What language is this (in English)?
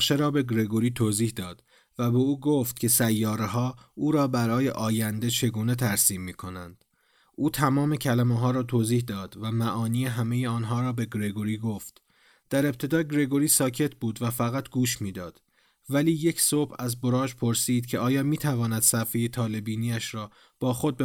Persian